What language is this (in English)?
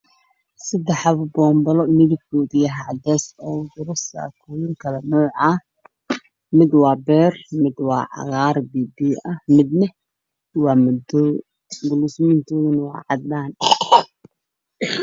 Somali